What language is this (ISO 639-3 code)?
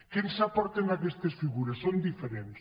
cat